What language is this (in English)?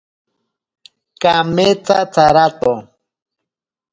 Ashéninka Perené